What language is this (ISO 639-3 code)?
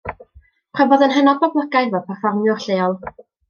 cym